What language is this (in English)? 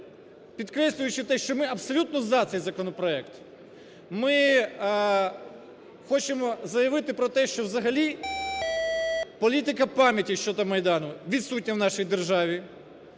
Ukrainian